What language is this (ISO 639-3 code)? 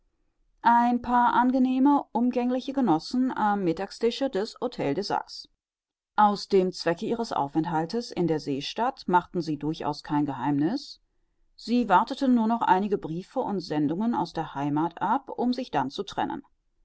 deu